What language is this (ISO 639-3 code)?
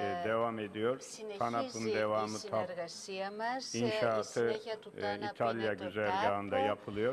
ell